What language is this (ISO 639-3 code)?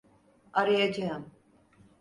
tur